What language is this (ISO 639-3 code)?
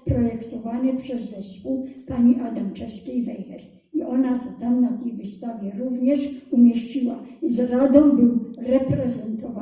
pol